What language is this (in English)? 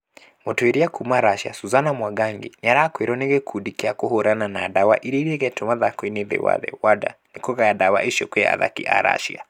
Kikuyu